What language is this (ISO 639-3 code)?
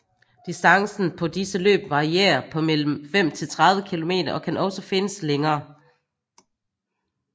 dan